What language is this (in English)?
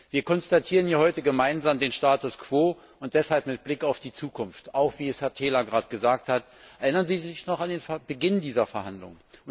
German